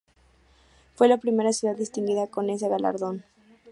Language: Spanish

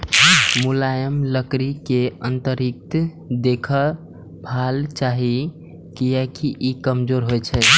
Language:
Maithili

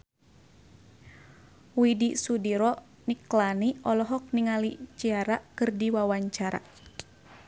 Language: Sundanese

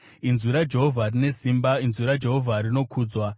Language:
Shona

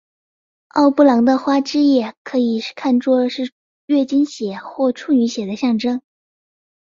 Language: Chinese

